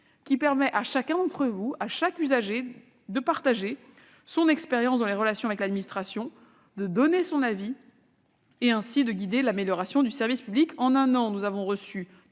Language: French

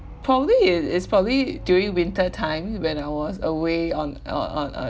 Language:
English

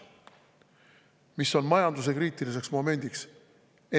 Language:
Estonian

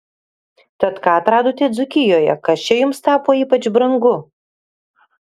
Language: Lithuanian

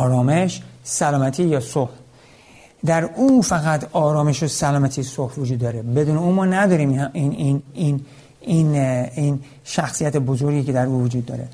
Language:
Persian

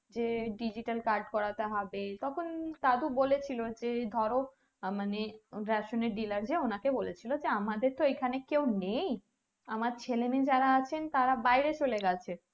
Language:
Bangla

